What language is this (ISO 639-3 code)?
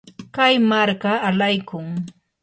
qur